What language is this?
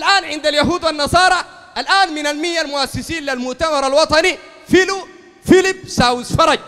Arabic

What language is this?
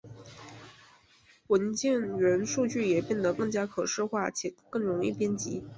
Chinese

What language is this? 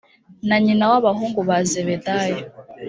Kinyarwanda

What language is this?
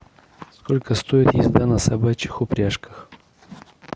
Russian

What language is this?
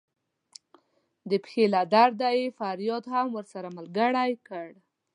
Pashto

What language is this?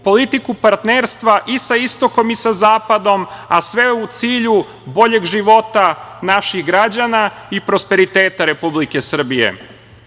Serbian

